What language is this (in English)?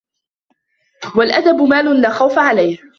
Arabic